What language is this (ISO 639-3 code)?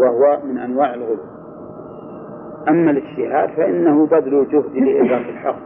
ara